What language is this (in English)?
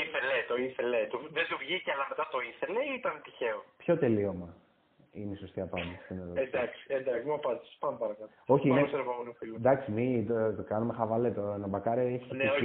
Greek